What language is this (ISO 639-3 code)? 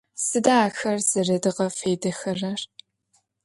ady